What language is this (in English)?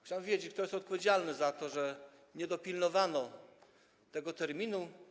Polish